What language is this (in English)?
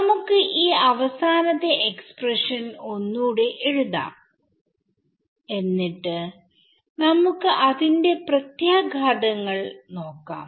Malayalam